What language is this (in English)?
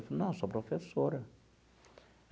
Portuguese